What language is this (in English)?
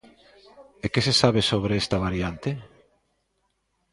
Galician